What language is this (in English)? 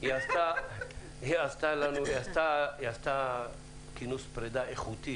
Hebrew